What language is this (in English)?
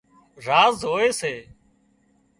Wadiyara Koli